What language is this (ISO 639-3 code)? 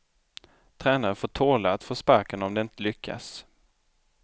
swe